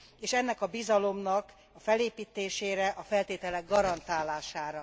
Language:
Hungarian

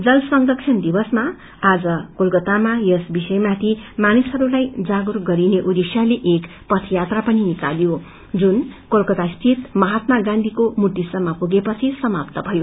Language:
Nepali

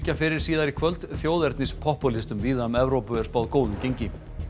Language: Icelandic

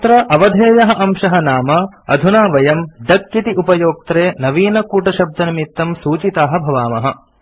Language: Sanskrit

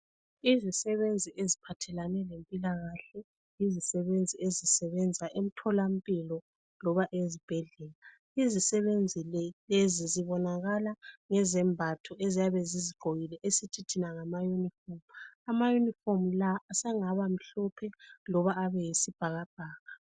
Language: North Ndebele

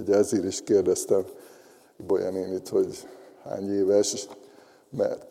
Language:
Hungarian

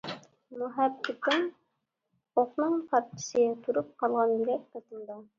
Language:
Uyghur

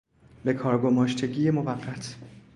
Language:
Persian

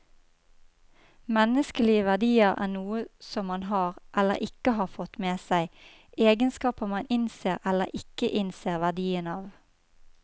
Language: Norwegian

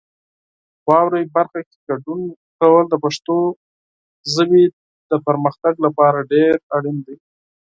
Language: Pashto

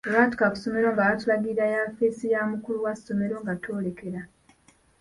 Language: Ganda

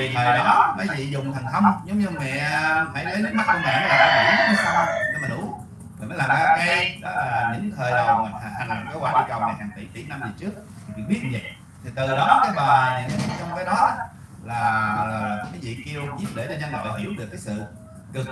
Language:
Vietnamese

